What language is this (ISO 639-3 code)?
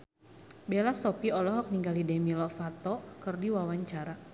sun